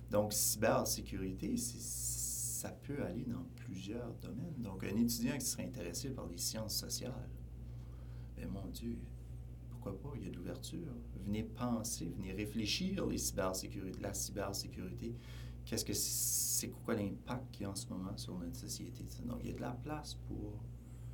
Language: French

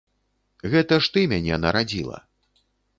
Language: Belarusian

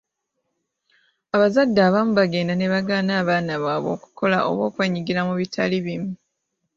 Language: Ganda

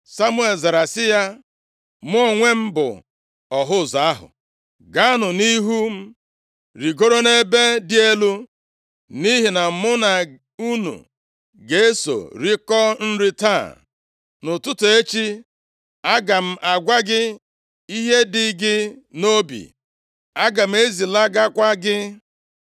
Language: Igbo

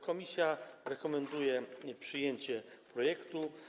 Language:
Polish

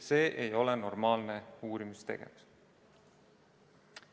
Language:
Estonian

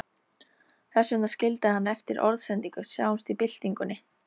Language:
Icelandic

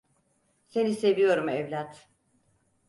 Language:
Turkish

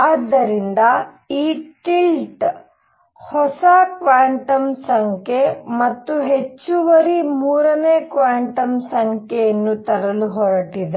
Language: Kannada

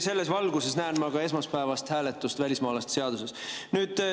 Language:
Estonian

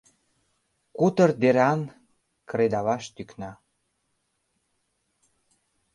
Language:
Mari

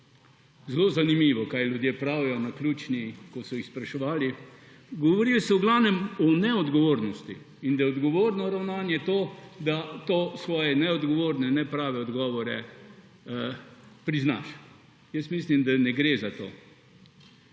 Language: Slovenian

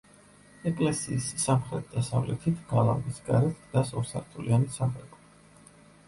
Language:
Georgian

